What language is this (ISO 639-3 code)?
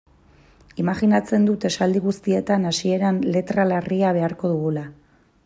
eus